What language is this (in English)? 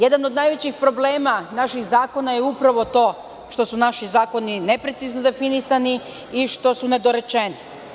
Serbian